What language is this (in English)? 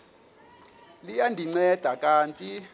Xhosa